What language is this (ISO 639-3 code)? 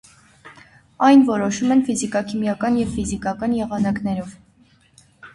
hye